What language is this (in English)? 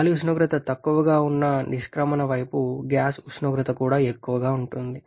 Telugu